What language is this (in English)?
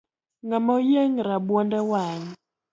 Luo (Kenya and Tanzania)